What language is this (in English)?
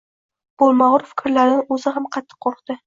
Uzbek